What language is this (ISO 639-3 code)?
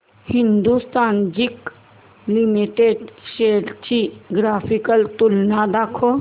mar